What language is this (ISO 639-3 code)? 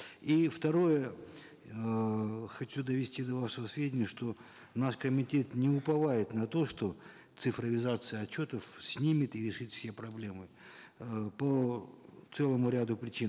kaz